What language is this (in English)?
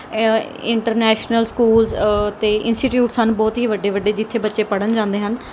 Punjabi